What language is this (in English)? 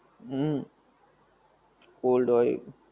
Gujarati